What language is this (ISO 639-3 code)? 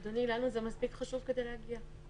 heb